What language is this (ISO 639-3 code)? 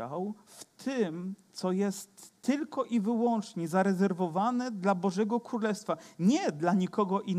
pol